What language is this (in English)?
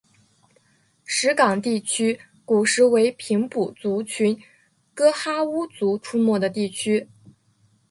Chinese